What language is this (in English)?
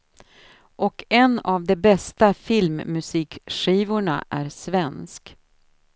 Swedish